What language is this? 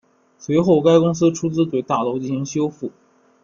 Chinese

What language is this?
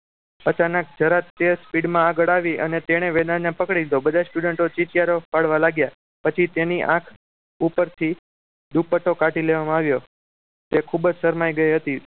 Gujarati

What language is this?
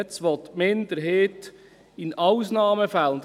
Swiss German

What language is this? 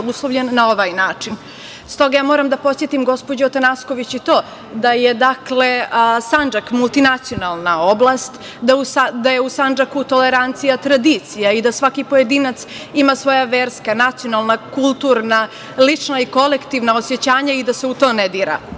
Serbian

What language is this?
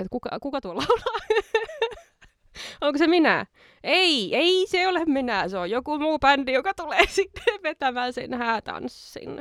Finnish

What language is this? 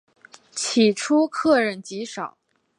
Chinese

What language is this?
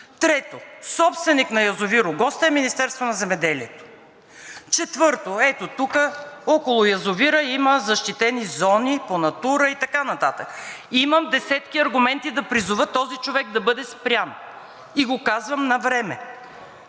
Bulgarian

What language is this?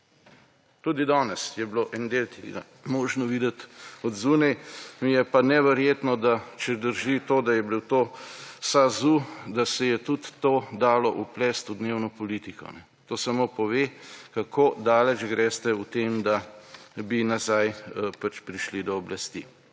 Slovenian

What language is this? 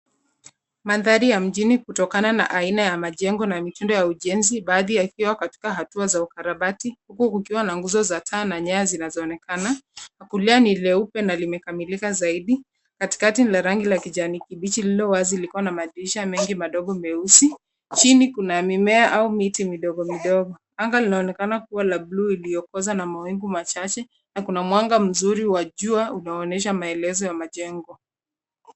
Swahili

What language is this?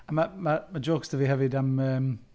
Welsh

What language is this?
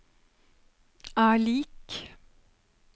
Norwegian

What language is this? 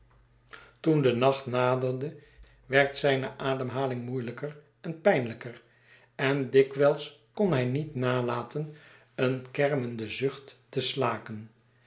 Dutch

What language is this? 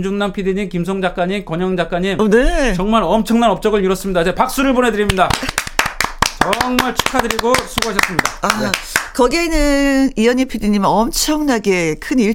Korean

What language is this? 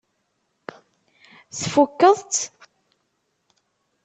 Kabyle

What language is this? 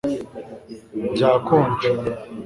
Kinyarwanda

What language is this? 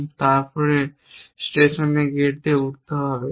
Bangla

